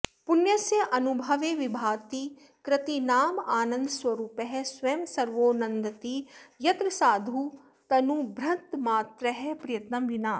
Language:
Sanskrit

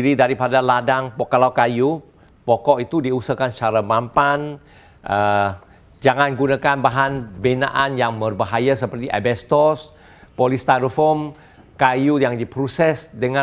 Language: Malay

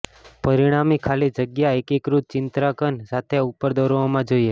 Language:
Gujarati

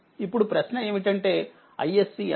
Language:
Telugu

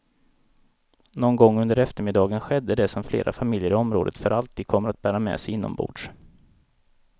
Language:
Swedish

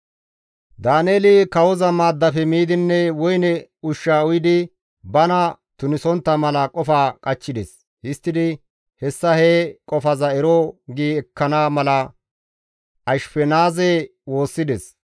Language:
Gamo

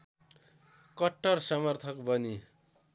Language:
Nepali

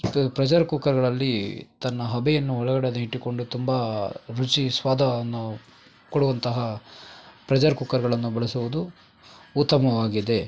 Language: Kannada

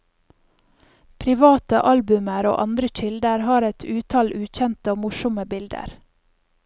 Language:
Norwegian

